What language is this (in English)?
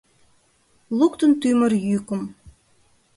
Mari